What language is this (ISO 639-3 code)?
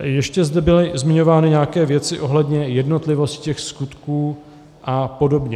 ces